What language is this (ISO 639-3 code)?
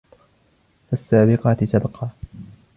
ara